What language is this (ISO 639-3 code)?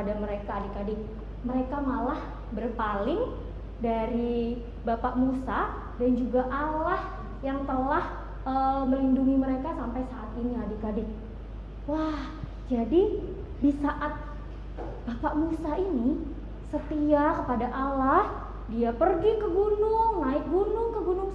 ind